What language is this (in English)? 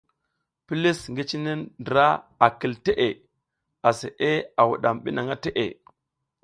South Giziga